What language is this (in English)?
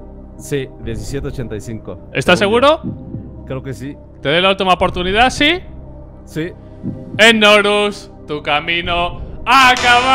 Spanish